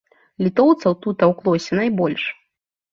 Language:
Belarusian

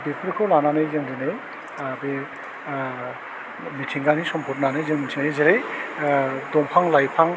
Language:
Bodo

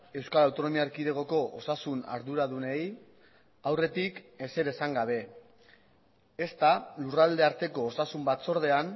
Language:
Basque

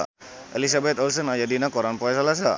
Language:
Sundanese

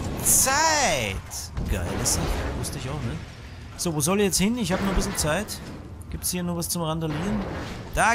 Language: German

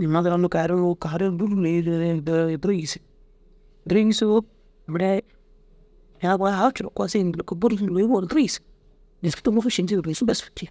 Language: Dazaga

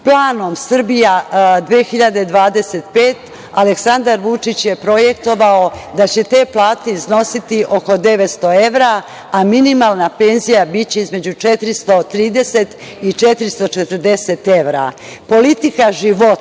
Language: Serbian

